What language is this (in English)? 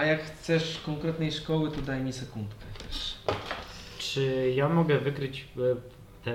Polish